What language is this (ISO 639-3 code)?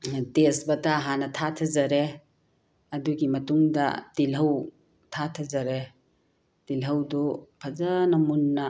mni